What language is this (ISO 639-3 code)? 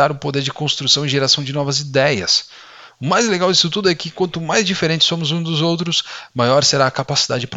por